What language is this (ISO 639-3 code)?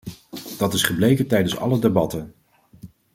nld